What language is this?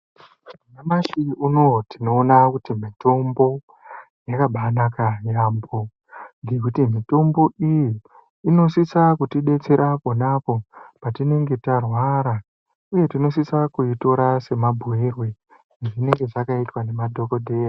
Ndau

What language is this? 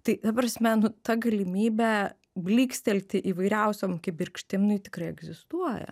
Lithuanian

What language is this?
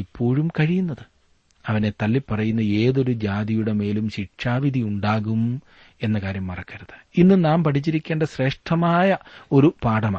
Malayalam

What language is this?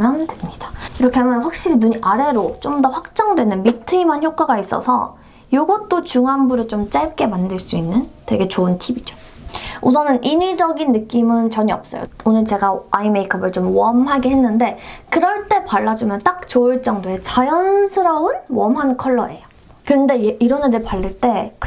Korean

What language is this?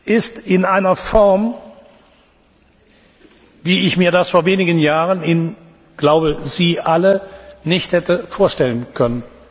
German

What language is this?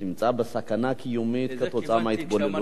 Hebrew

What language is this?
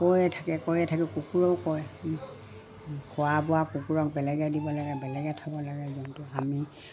Assamese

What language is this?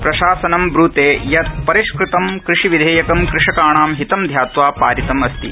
Sanskrit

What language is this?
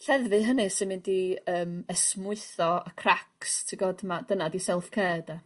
Welsh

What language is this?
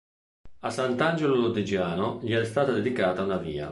Italian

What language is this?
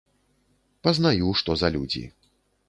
Belarusian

